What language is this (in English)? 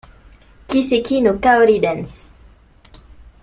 French